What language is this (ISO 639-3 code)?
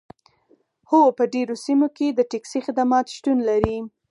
pus